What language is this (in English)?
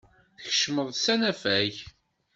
Kabyle